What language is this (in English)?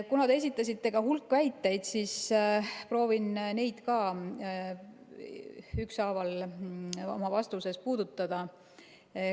Estonian